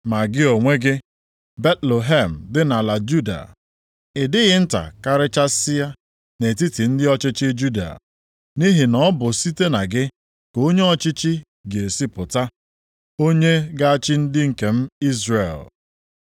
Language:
Igbo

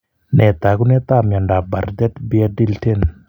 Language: Kalenjin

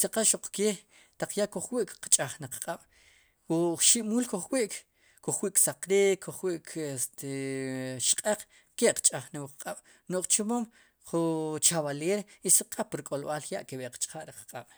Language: Sipacapense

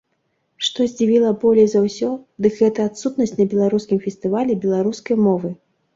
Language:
Belarusian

